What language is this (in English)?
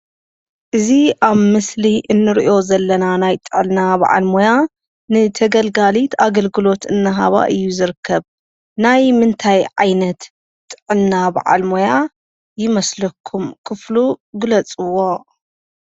Tigrinya